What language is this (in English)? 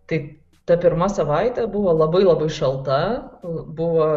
Lithuanian